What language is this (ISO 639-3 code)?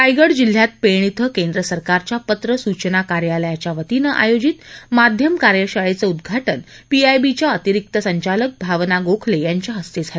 mar